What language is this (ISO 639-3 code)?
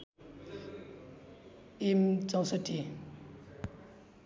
nep